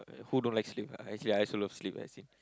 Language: English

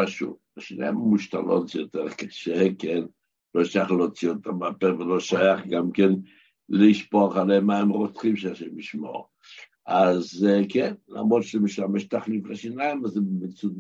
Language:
Hebrew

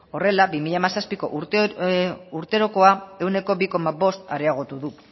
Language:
Basque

